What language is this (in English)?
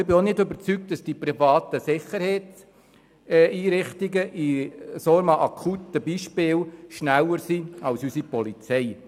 Swiss German